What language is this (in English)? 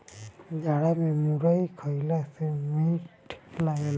Bhojpuri